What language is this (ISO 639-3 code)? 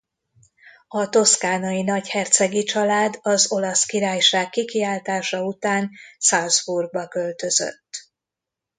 hun